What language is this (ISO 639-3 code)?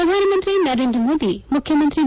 kan